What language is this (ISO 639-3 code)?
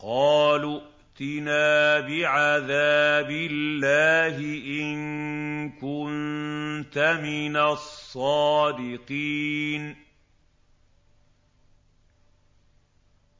ara